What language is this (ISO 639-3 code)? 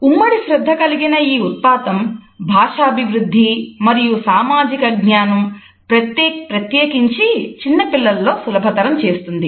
tel